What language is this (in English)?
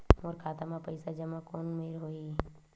Chhattisgarhi